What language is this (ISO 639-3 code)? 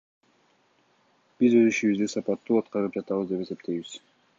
kir